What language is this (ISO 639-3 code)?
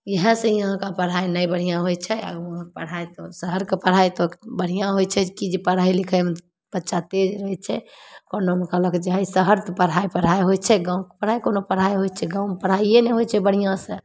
mai